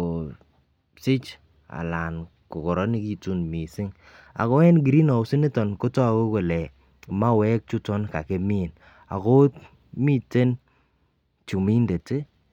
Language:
Kalenjin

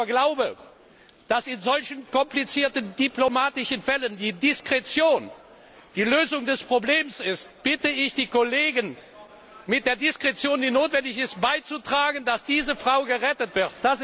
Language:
German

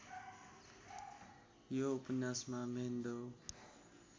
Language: Nepali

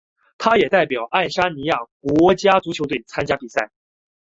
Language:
Chinese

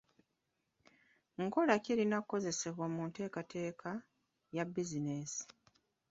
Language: Ganda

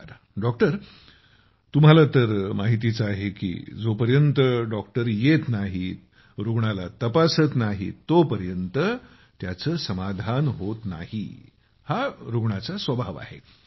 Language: Marathi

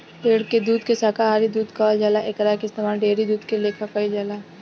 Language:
Bhojpuri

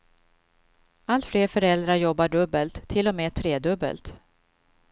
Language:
Swedish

